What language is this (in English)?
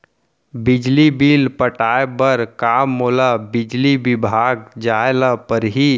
Chhattisgarhi